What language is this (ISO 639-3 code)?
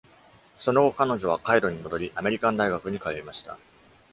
jpn